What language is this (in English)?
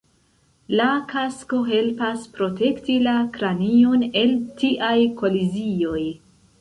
Esperanto